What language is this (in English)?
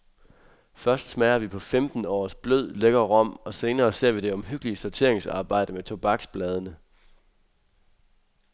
Danish